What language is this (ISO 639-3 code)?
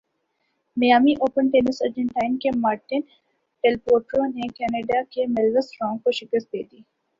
urd